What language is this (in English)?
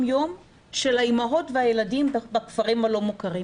Hebrew